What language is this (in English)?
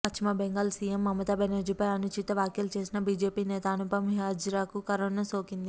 Telugu